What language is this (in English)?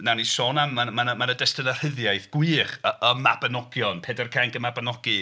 Welsh